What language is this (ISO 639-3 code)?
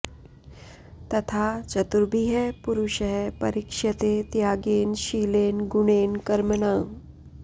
san